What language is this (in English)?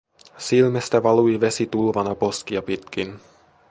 Finnish